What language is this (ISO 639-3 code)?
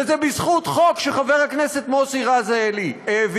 heb